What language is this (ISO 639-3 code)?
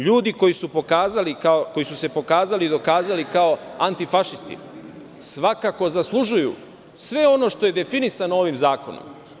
srp